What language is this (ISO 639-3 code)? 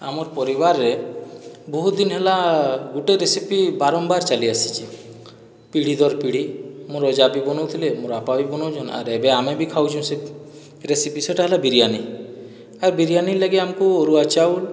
ori